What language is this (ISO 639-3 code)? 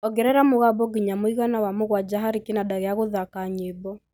kik